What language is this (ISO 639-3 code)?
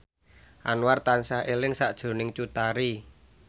jav